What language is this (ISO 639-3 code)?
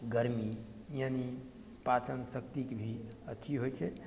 mai